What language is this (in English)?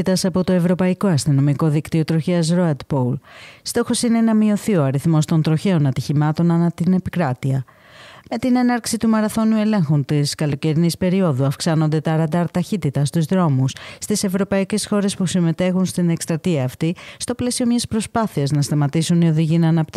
Greek